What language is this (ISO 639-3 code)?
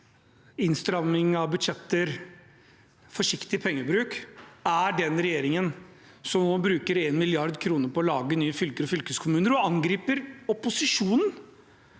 nor